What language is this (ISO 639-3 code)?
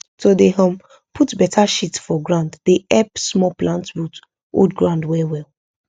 pcm